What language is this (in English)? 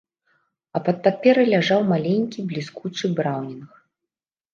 Belarusian